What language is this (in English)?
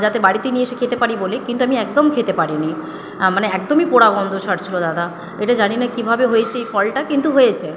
Bangla